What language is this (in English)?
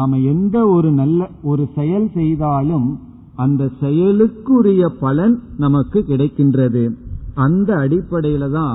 Tamil